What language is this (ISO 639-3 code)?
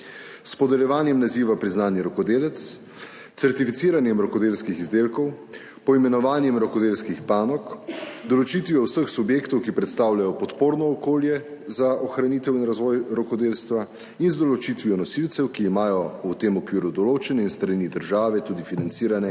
slv